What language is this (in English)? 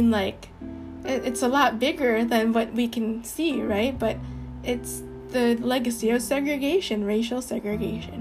English